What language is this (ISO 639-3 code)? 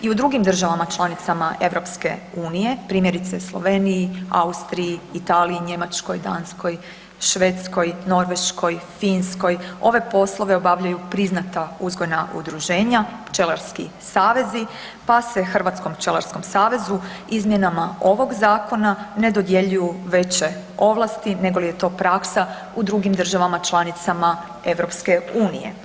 hrv